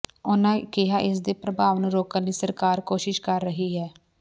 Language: Punjabi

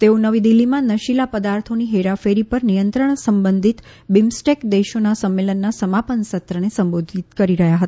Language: Gujarati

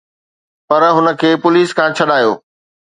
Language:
Sindhi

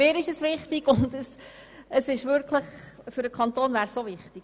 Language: Swiss German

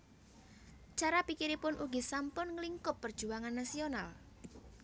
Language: Javanese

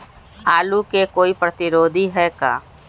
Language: Magahi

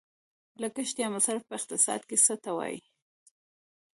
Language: Pashto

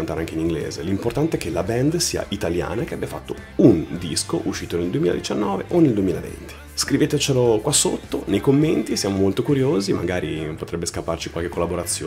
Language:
Italian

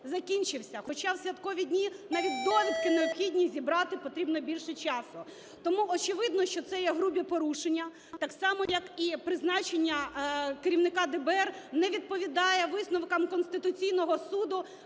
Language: Ukrainian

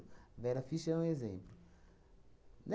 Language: Portuguese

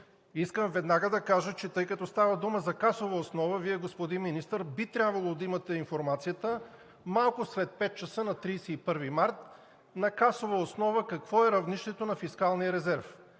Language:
Bulgarian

